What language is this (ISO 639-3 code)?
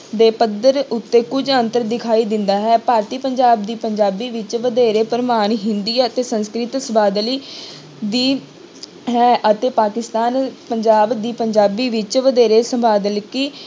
pan